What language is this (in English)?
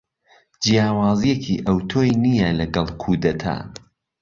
Central Kurdish